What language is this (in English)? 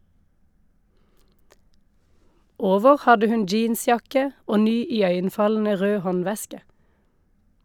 Norwegian